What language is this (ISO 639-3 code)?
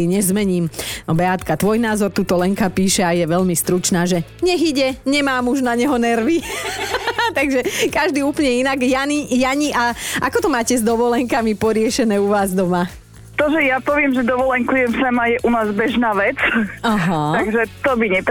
slk